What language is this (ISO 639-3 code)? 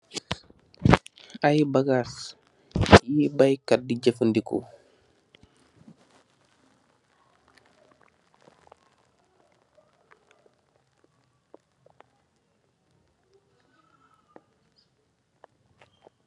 wol